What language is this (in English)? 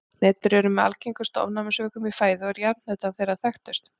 Icelandic